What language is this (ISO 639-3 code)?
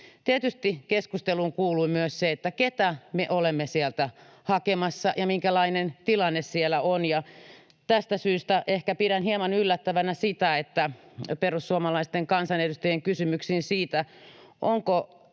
fin